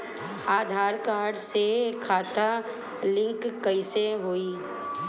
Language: Bhojpuri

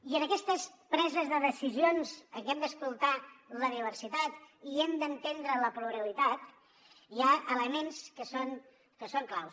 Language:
Catalan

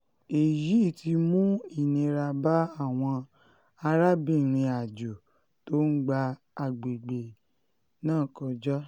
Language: Yoruba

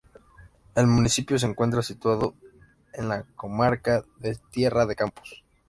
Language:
Spanish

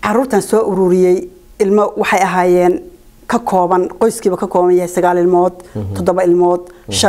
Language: Arabic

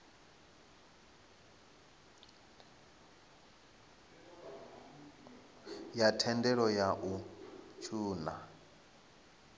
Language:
Venda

